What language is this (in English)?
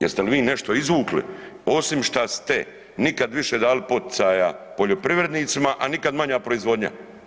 Croatian